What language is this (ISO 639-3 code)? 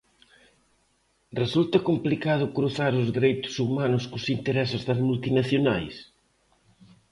glg